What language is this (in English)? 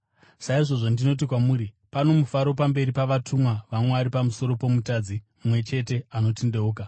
Shona